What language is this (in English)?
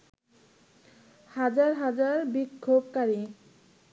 Bangla